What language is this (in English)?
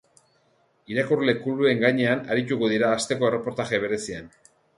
Basque